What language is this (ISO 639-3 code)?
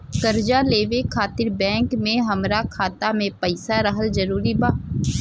bho